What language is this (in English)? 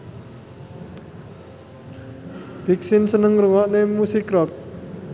Javanese